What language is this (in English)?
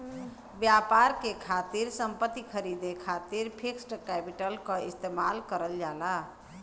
Bhojpuri